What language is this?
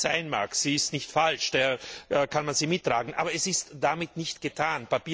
German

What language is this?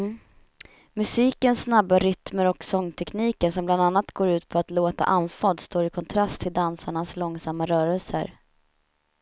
Swedish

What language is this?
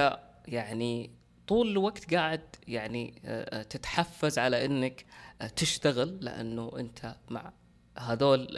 Arabic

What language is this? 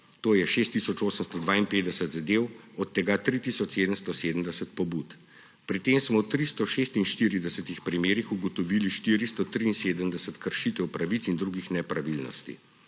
Slovenian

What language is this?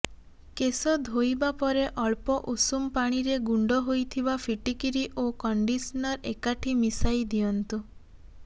Odia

